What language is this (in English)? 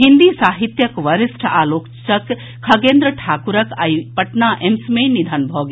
Maithili